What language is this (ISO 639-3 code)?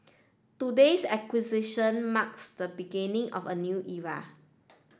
eng